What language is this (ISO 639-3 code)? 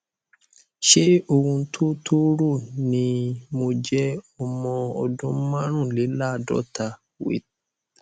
yor